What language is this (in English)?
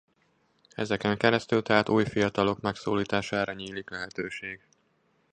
Hungarian